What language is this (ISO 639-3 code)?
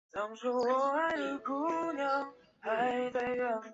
zho